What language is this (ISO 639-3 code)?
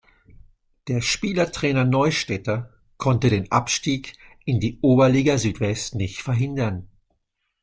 deu